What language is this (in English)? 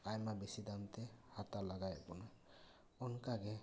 Santali